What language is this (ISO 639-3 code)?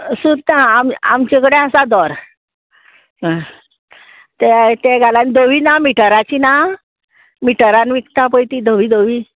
kok